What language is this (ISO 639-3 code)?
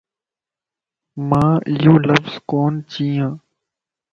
lss